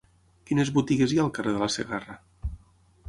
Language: Catalan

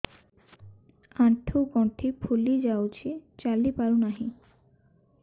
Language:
Odia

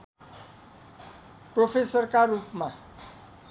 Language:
Nepali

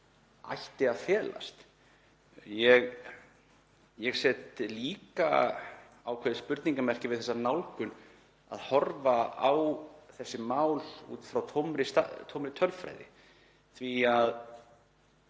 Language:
Icelandic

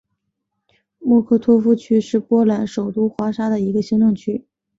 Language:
Chinese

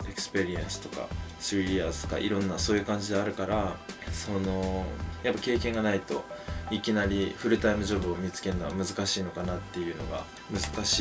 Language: Japanese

